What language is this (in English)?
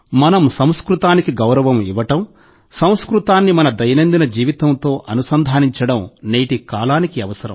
Telugu